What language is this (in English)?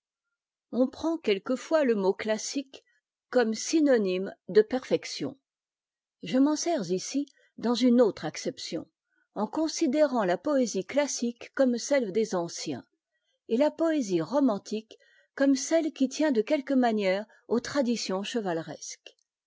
French